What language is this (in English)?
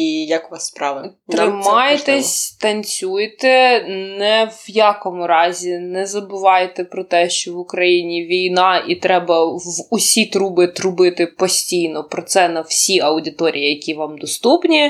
Ukrainian